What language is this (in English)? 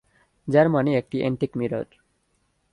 Bangla